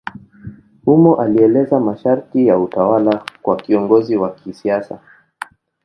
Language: Swahili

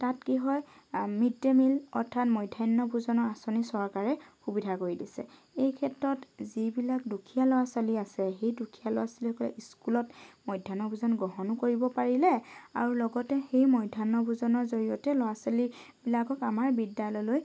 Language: Assamese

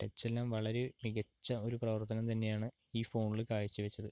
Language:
Malayalam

